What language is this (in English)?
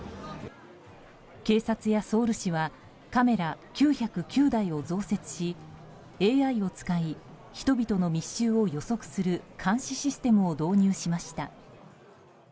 Japanese